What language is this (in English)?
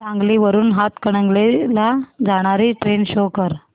Marathi